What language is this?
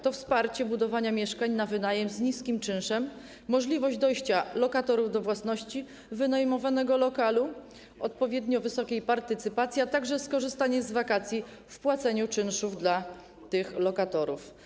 Polish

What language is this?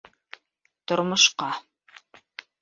Bashkir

